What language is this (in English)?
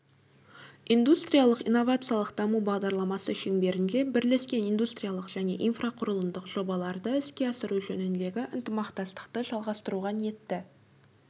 Kazakh